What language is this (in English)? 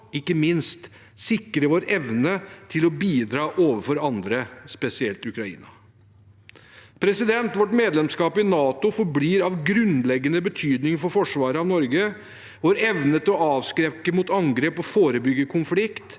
Norwegian